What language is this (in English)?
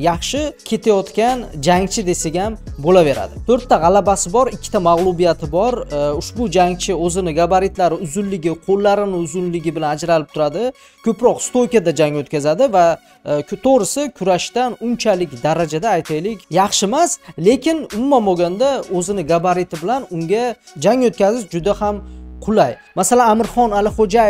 Turkish